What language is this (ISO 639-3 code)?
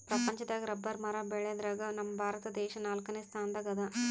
kan